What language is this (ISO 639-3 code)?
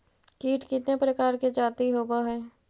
mag